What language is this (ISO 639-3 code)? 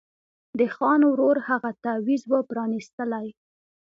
pus